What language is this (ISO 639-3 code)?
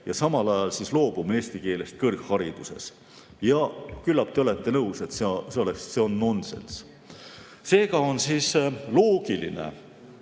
est